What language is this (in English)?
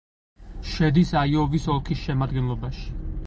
Georgian